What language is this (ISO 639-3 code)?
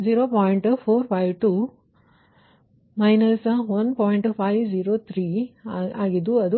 kan